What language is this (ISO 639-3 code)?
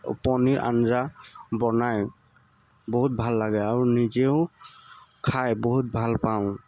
asm